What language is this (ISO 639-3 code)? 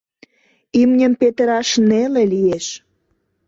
chm